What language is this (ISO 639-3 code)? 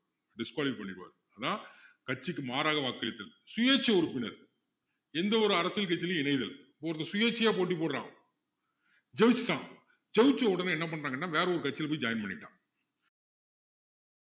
tam